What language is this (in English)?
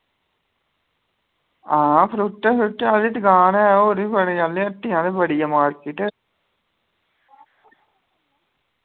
Dogri